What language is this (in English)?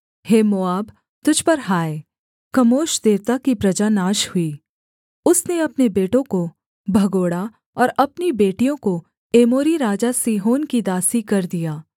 Hindi